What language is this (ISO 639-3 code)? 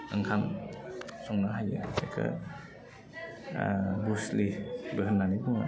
brx